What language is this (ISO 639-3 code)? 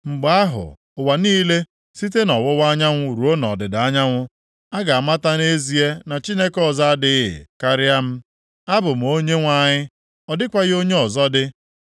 ibo